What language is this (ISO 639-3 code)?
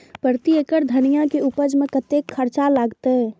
mai